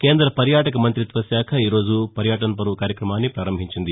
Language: Telugu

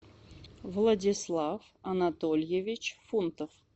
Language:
Russian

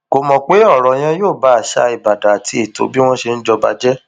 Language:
Yoruba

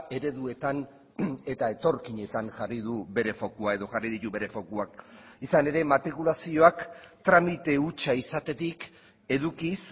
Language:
Basque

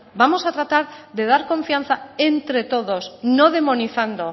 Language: Spanish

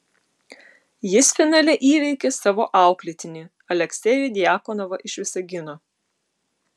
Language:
Lithuanian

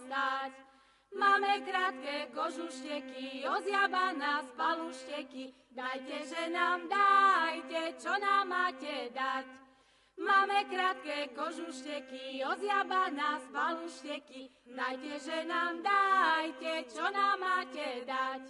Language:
Slovak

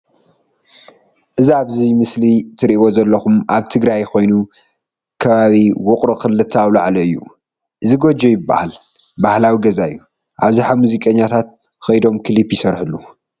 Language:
Tigrinya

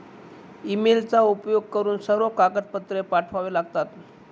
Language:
Marathi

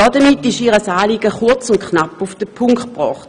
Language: Swiss German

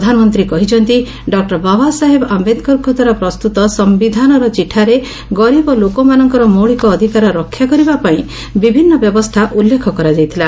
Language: Odia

